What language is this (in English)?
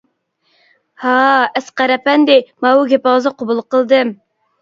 Uyghur